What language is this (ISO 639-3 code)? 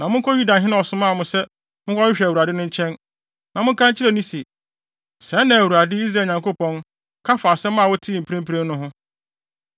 aka